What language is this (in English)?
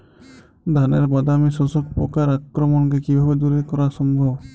Bangla